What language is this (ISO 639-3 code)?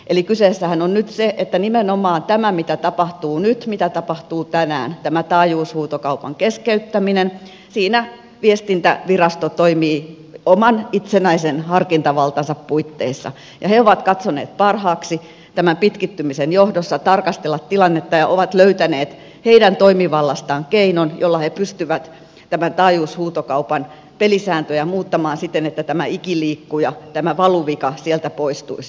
fin